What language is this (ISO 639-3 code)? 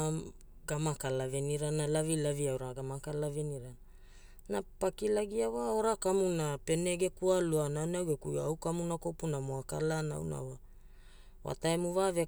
hul